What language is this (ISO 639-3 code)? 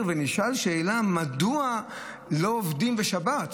heb